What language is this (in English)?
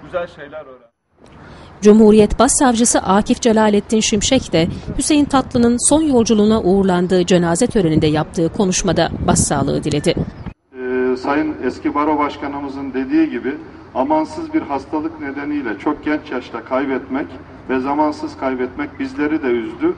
Turkish